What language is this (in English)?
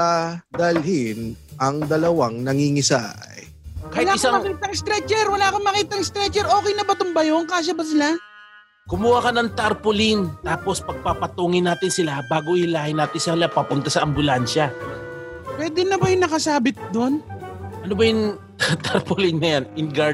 Filipino